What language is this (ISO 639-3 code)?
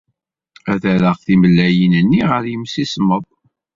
kab